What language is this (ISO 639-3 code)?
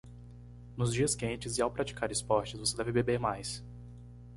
por